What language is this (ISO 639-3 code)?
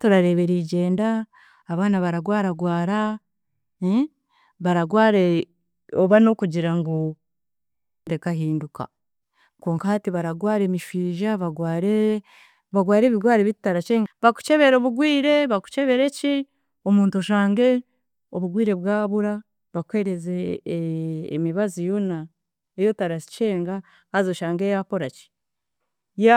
cgg